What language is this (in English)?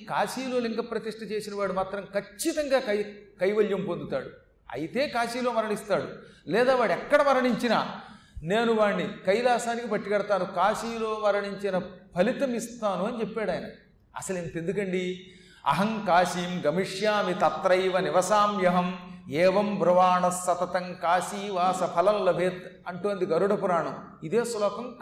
Telugu